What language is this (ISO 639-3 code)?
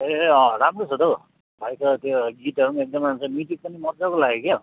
nep